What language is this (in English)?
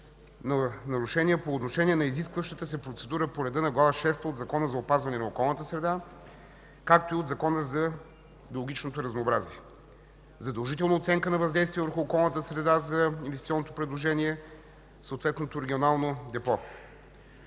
Bulgarian